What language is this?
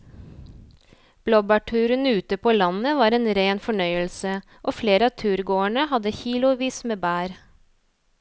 Norwegian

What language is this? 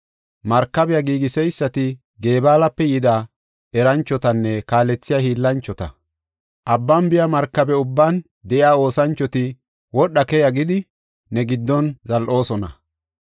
Gofa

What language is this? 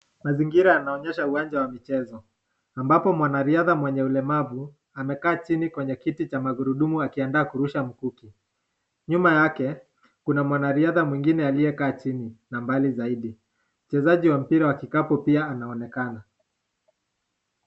Swahili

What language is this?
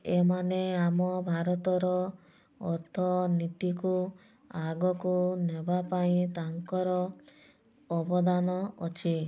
Odia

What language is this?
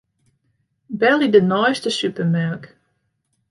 Western Frisian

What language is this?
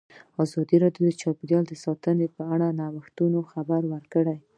Pashto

